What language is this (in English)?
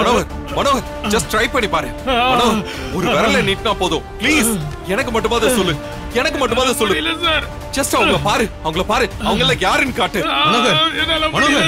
Korean